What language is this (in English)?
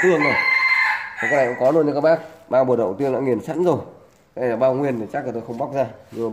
Vietnamese